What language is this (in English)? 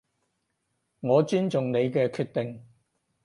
Cantonese